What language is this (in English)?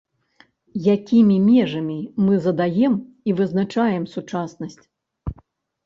Belarusian